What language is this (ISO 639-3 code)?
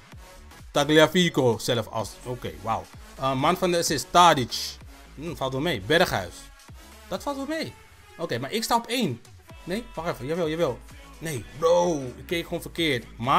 nld